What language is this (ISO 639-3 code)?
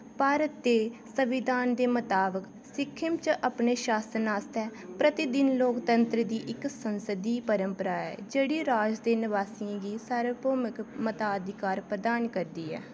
doi